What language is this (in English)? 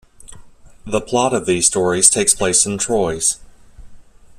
English